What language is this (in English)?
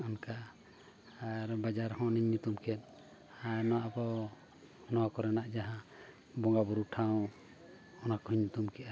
Santali